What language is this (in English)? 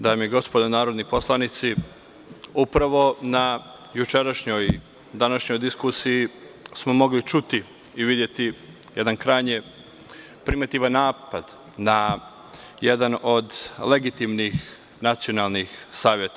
Serbian